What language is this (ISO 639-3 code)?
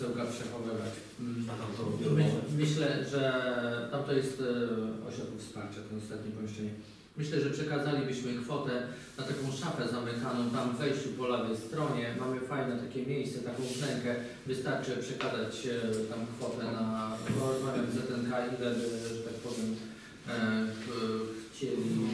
pol